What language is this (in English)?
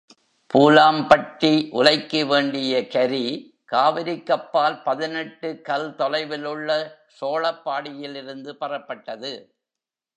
Tamil